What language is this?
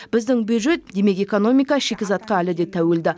Kazakh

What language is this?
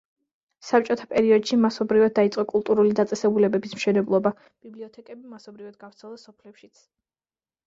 Georgian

